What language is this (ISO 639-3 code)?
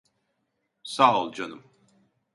tur